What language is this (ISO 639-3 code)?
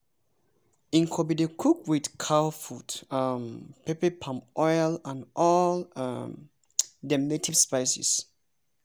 pcm